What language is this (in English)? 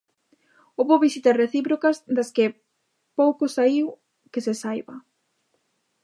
Galician